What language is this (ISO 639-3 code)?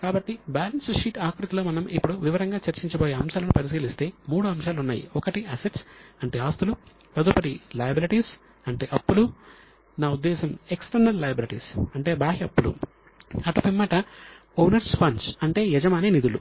tel